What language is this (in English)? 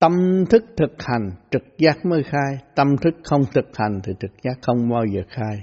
Vietnamese